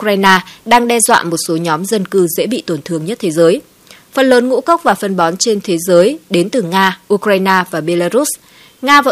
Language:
Vietnamese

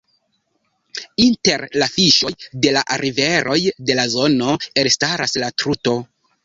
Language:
Esperanto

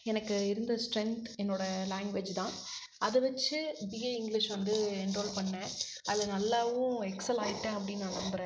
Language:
Tamil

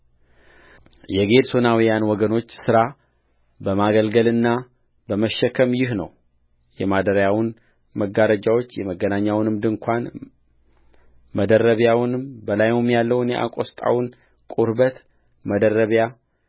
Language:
Amharic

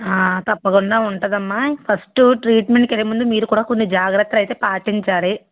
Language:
Telugu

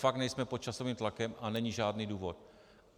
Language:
Czech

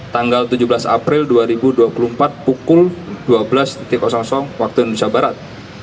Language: Indonesian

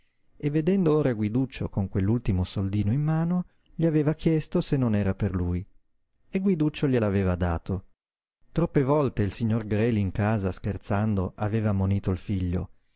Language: Italian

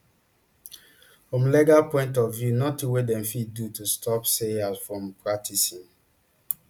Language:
Nigerian Pidgin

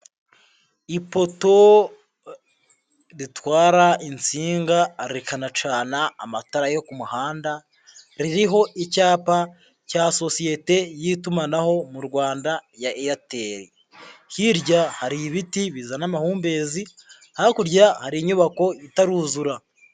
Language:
Kinyarwanda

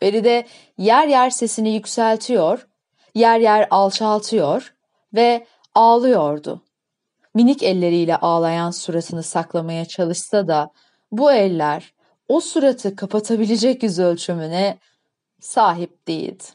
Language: Turkish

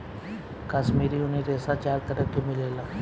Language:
Bhojpuri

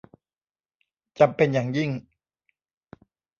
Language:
Thai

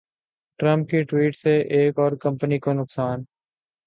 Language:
Urdu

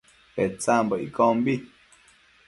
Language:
Matsés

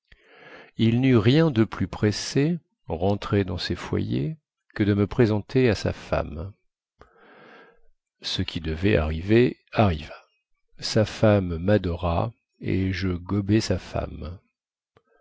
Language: French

